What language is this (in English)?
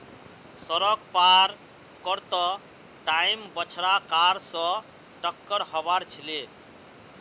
Magahi